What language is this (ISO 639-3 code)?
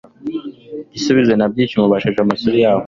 kin